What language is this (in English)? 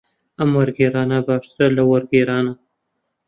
Central Kurdish